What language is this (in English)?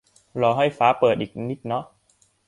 Thai